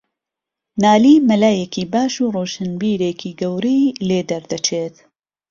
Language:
Central Kurdish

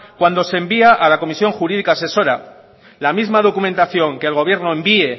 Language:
Spanish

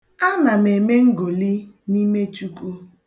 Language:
Igbo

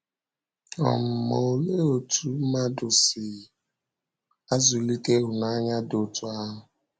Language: Igbo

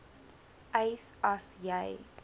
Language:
Afrikaans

